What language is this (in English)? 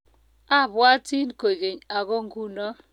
Kalenjin